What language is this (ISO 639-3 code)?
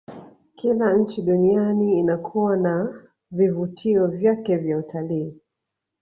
swa